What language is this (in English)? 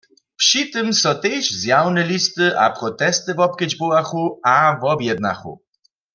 Upper Sorbian